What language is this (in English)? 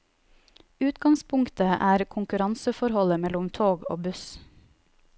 Norwegian